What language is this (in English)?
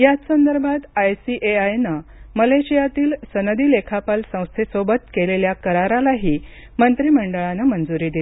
Marathi